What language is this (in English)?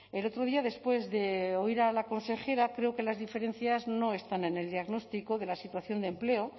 Spanish